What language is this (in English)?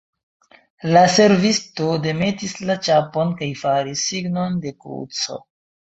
Esperanto